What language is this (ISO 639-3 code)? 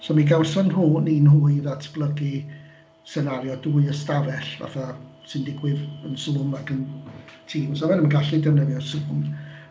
cym